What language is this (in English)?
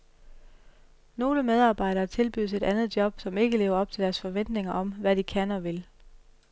Danish